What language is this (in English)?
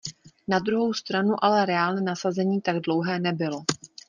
Czech